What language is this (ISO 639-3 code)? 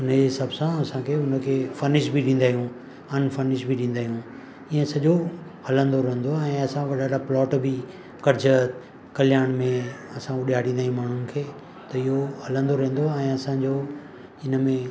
snd